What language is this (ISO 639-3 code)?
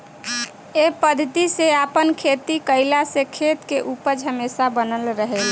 bho